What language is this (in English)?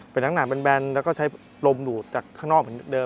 Thai